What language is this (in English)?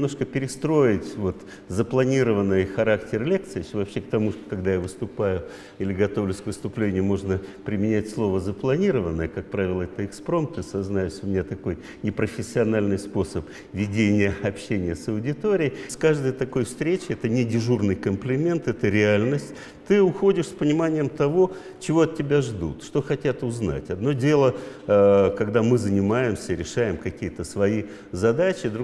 Russian